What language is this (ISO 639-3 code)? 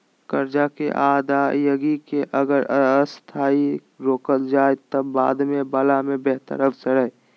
mag